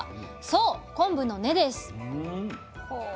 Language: Japanese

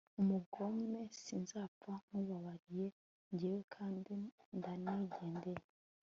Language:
Kinyarwanda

